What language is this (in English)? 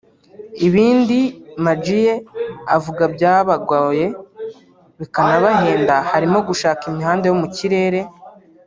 Kinyarwanda